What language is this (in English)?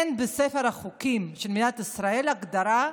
Hebrew